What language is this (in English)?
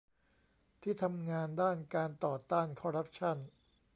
Thai